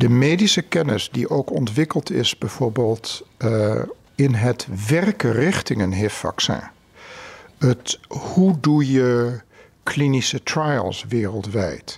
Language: Dutch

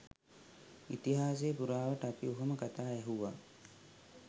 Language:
Sinhala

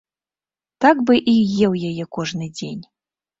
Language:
Belarusian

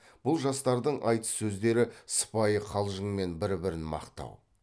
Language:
Kazakh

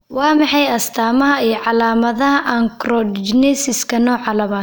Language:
Somali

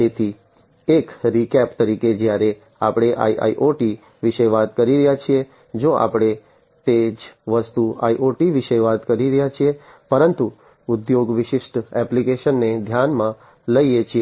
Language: Gujarati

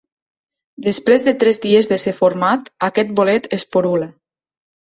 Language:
Catalan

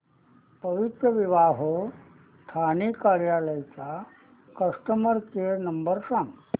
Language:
Marathi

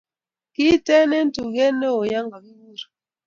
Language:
Kalenjin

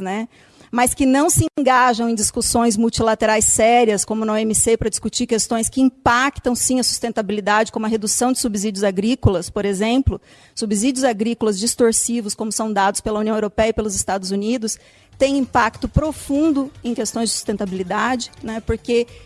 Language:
Portuguese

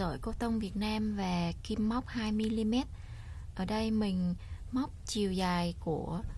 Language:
Vietnamese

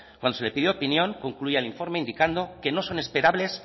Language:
Spanish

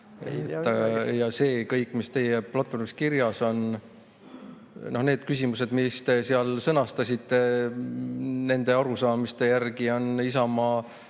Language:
Estonian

